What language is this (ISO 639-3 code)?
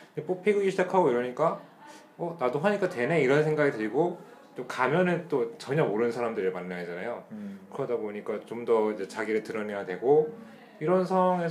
kor